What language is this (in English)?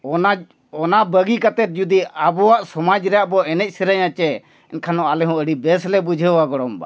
Santali